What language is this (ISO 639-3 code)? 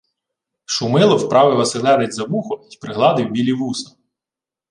ukr